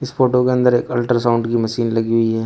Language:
Hindi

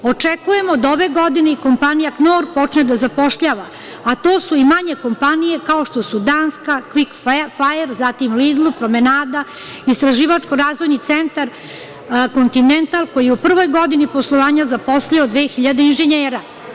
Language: Serbian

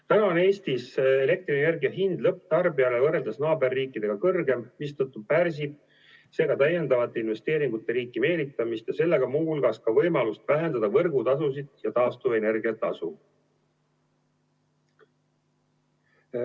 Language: Estonian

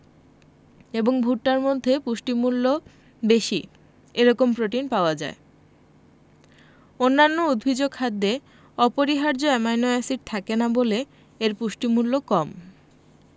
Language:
Bangla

